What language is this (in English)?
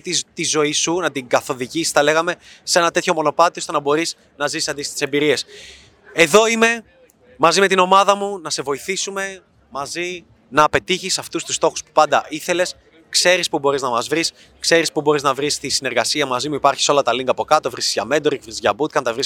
Greek